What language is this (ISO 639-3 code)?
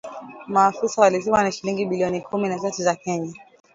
swa